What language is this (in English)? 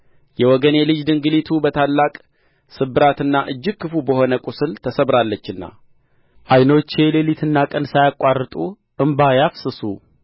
Amharic